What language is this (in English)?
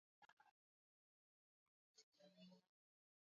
Swahili